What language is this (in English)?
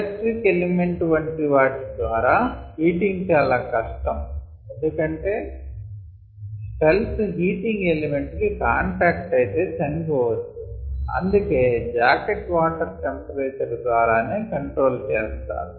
Telugu